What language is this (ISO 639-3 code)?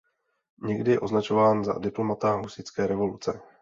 ces